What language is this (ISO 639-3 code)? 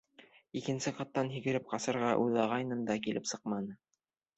bak